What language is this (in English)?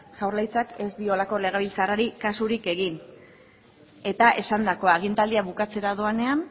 Basque